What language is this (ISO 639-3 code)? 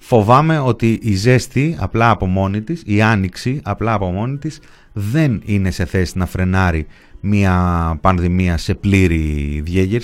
ell